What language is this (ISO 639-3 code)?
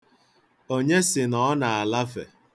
ibo